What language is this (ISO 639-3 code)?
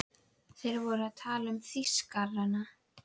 isl